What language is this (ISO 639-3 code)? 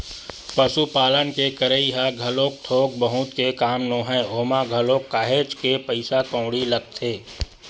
hne